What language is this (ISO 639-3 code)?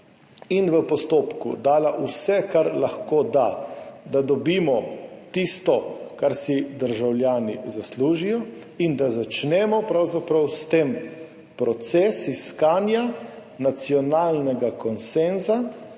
slv